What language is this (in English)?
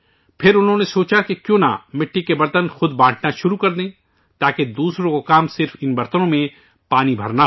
Urdu